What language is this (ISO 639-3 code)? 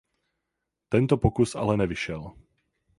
ces